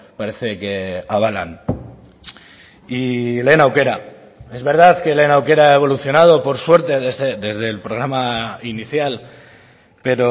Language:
Spanish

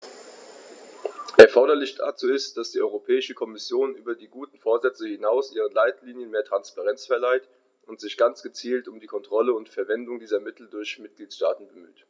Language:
German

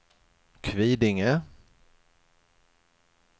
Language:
Swedish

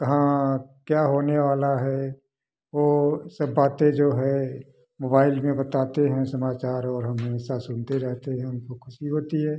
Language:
Hindi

